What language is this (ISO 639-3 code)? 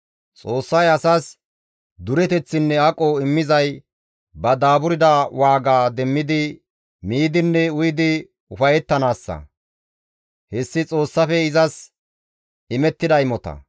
gmv